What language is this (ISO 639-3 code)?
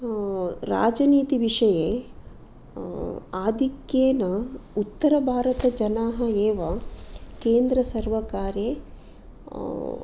san